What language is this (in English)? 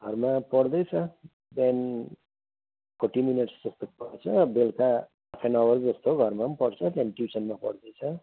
Nepali